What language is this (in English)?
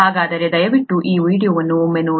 Kannada